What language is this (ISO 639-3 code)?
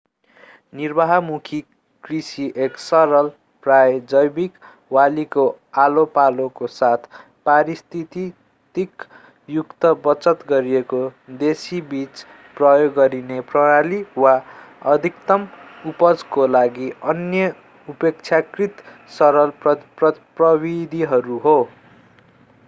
nep